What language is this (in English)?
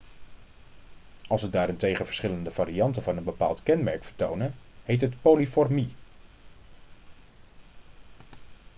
Dutch